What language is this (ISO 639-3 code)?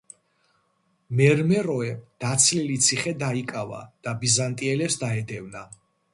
kat